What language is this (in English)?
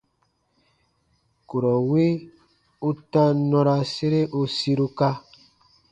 Baatonum